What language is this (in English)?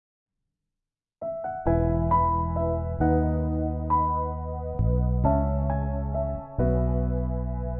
Indonesian